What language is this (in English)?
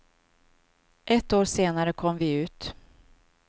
Swedish